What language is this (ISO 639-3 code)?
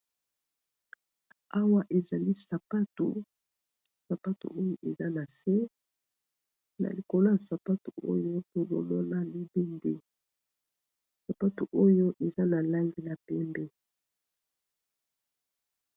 lin